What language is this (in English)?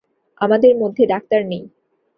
Bangla